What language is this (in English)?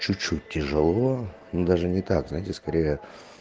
Russian